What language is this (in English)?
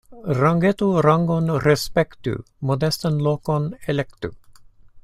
Esperanto